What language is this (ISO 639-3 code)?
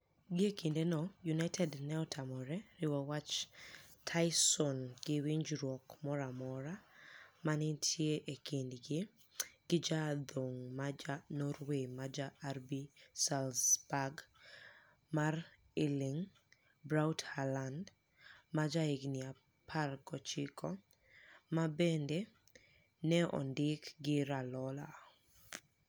luo